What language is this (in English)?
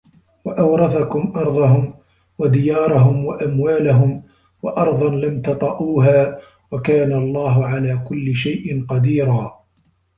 Arabic